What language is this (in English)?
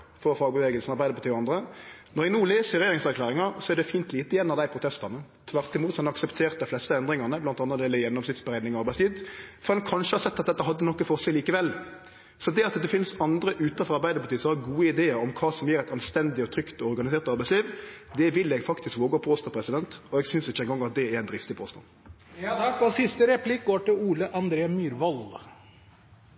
Norwegian